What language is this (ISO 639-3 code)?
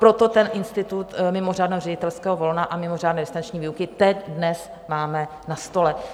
ces